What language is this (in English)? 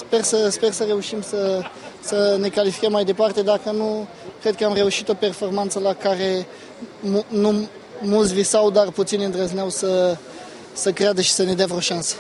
Romanian